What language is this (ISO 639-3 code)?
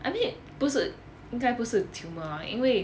eng